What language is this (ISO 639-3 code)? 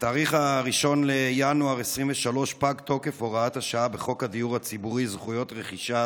heb